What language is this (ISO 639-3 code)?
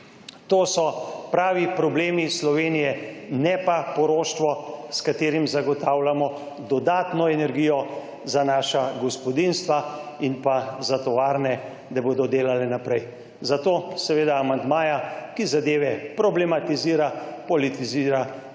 slv